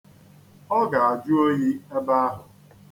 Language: Igbo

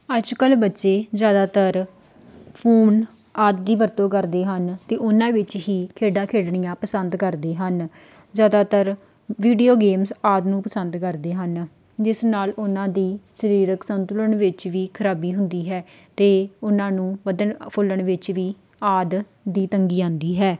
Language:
Punjabi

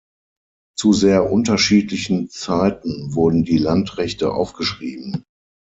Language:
German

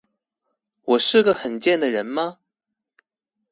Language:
Chinese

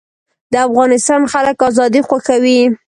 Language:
Pashto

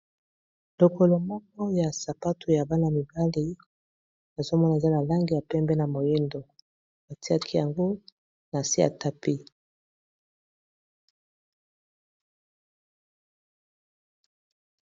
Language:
Lingala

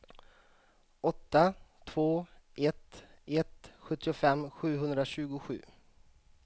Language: Swedish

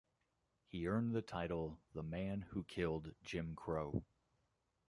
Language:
English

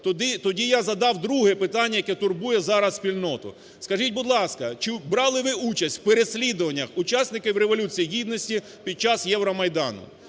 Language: Ukrainian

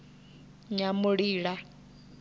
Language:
Venda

